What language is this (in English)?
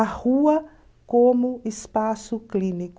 Portuguese